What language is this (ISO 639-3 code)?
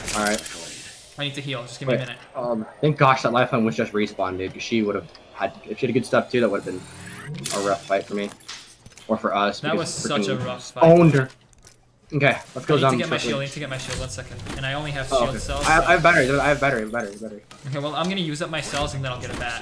eng